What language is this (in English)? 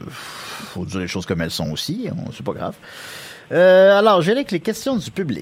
French